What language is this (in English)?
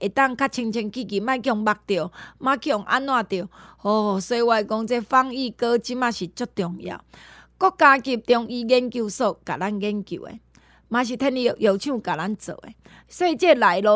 Chinese